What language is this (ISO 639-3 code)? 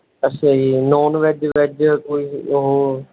pan